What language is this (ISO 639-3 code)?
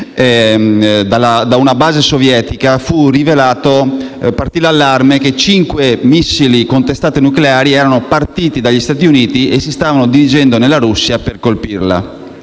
ita